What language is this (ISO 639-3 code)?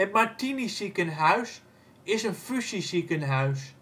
nld